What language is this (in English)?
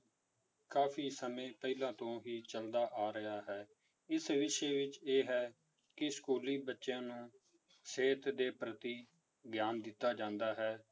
Punjabi